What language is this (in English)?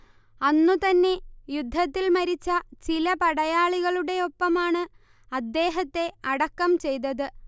Malayalam